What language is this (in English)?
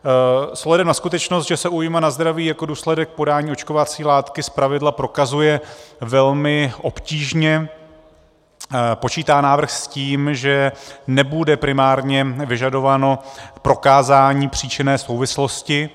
Czech